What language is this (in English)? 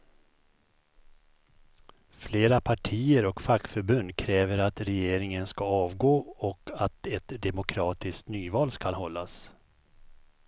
Swedish